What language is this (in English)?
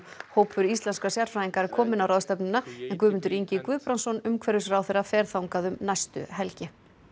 Icelandic